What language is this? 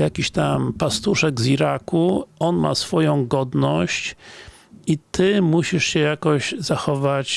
Polish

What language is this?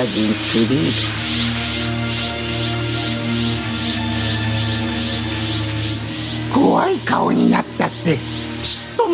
Japanese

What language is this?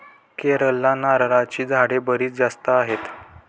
Marathi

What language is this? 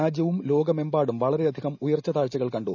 Malayalam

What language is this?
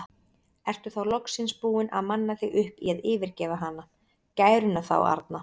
Icelandic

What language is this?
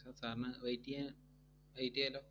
Malayalam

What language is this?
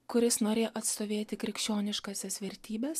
Lithuanian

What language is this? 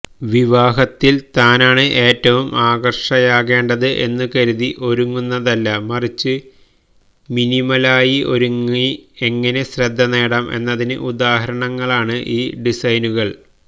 Malayalam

